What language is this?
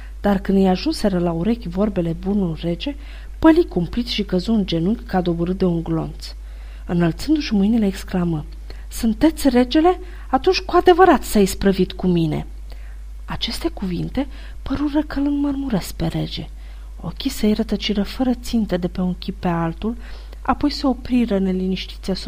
Romanian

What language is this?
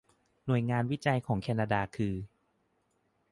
Thai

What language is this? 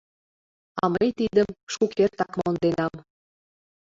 Mari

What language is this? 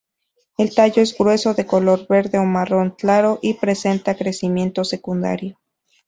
Spanish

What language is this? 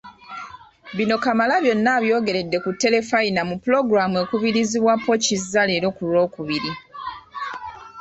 Ganda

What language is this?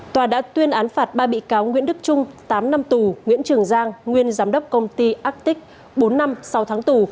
Vietnamese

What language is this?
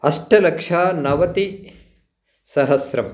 Sanskrit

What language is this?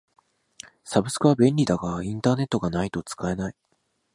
Japanese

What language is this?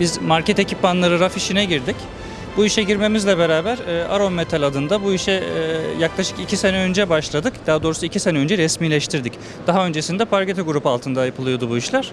Turkish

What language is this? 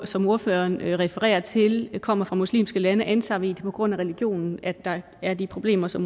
Danish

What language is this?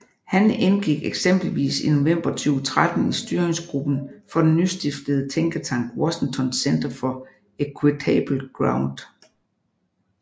Danish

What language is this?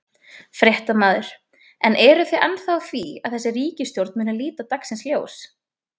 Icelandic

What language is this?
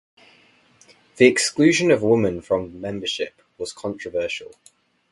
English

